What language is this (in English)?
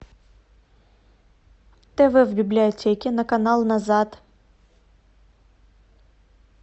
Russian